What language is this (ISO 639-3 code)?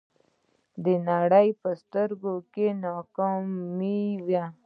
pus